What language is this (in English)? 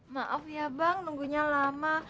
Indonesian